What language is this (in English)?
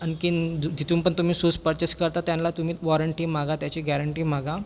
Marathi